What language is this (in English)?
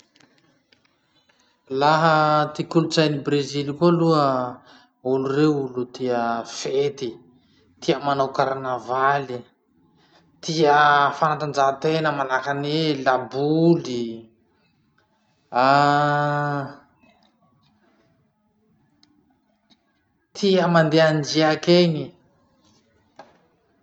Masikoro Malagasy